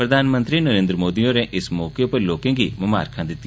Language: Dogri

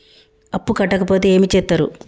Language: Telugu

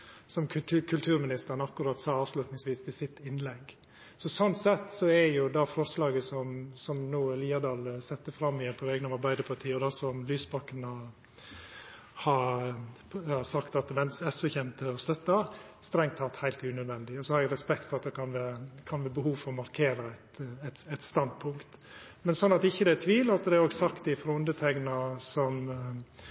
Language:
Norwegian Nynorsk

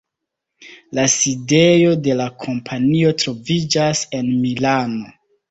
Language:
Esperanto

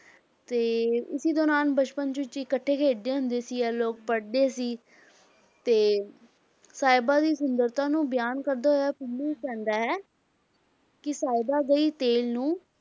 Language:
Punjabi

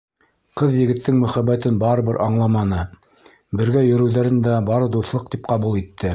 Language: Bashkir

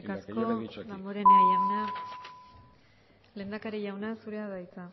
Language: Basque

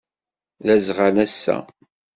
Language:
Kabyle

